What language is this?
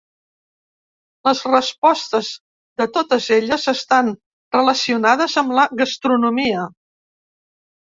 Catalan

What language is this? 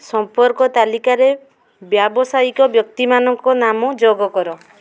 Odia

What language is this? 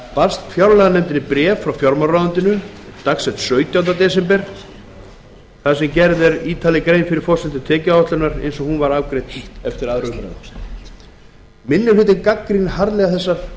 Icelandic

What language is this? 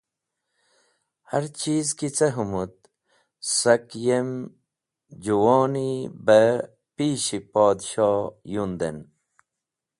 Wakhi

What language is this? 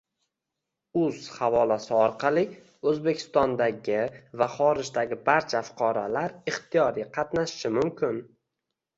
Uzbek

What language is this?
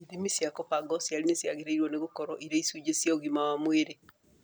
Kikuyu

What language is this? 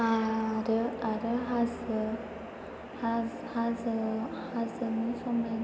Bodo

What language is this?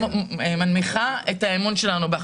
Hebrew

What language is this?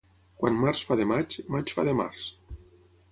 Catalan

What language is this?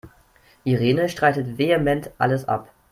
German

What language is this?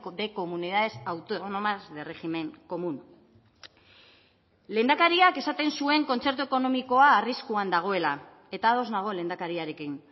Basque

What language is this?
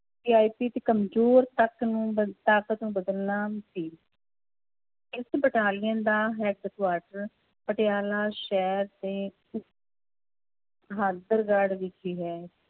Punjabi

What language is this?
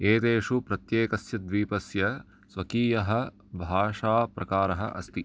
Sanskrit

